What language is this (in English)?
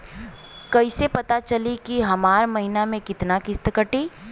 Bhojpuri